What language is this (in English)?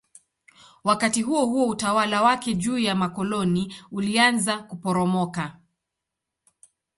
Swahili